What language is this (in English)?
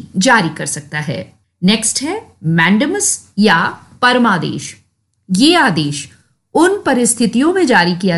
Hindi